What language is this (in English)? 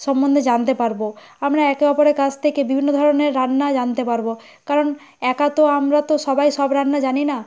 Bangla